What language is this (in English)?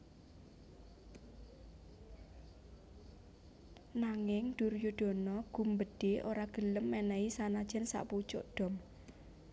Javanese